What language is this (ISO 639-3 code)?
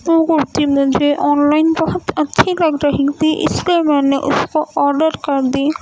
urd